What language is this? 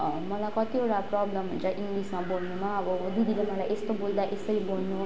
Nepali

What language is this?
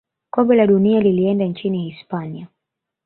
Swahili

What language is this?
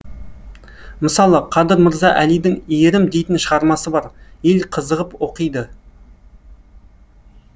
Kazakh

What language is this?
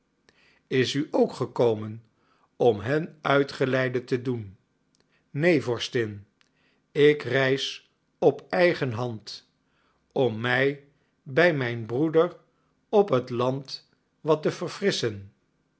Dutch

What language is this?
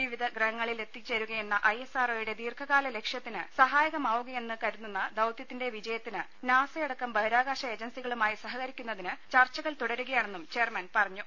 Malayalam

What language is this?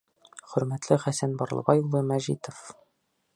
Bashkir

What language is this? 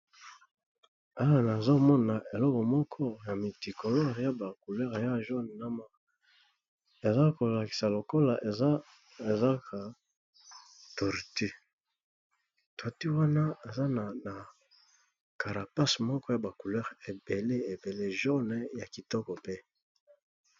Lingala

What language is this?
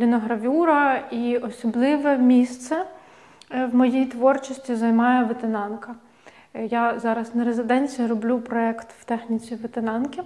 Ukrainian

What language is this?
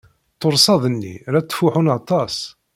Kabyle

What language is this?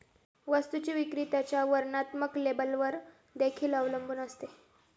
Marathi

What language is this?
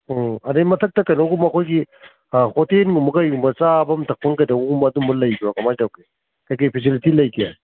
Manipuri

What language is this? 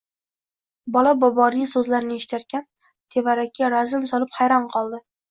Uzbek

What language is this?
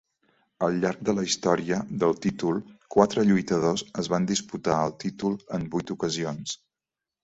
Catalan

